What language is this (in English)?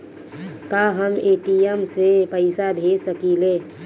Bhojpuri